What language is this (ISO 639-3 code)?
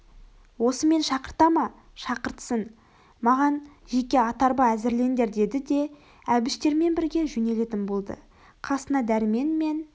kaz